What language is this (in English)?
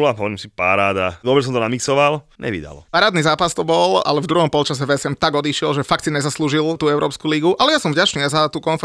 Slovak